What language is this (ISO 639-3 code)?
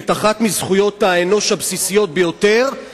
heb